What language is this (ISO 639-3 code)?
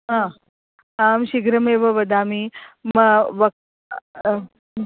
san